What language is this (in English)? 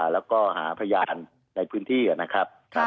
Thai